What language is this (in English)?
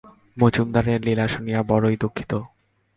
Bangla